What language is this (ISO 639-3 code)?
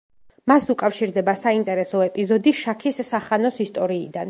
kat